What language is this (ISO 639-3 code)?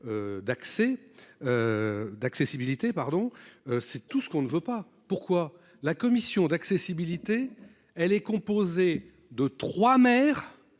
fra